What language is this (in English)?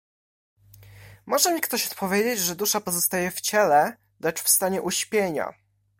Polish